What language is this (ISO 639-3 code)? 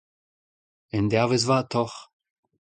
bre